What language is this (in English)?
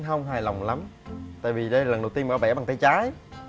Vietnamese